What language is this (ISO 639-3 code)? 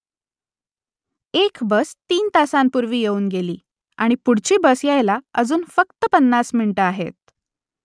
mar